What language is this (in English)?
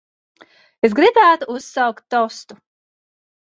Latvian